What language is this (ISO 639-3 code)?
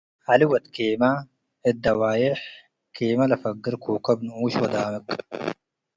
tig